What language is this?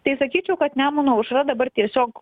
Lithuanian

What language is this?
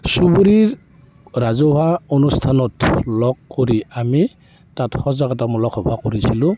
Assamese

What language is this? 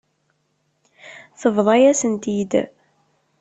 Kabyle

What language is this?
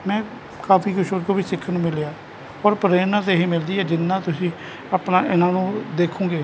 Punjabi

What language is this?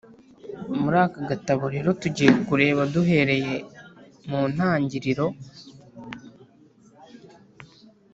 Kinyarwanda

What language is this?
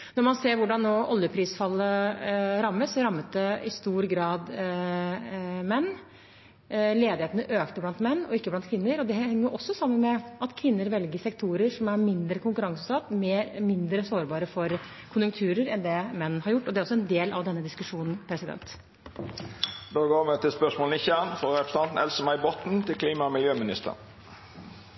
Norwegian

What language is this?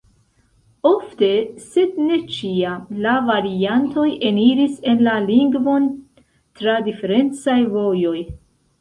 Esperanto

